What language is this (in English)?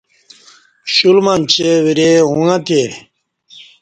Kati